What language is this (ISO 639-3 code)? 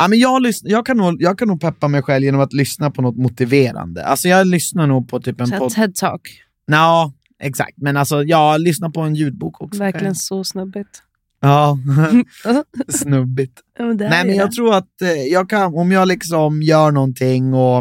swe